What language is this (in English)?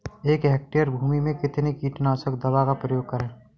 Hindi